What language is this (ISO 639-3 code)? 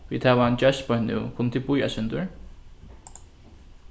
fao